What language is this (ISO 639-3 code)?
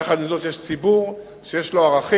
heb